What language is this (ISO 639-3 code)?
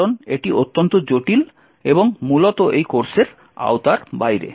ben